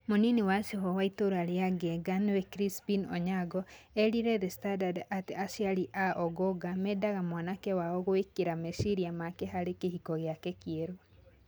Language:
Kikuyu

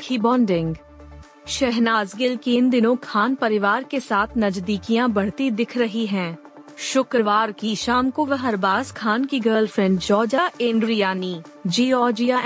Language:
Hindi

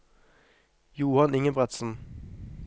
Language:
Norwegian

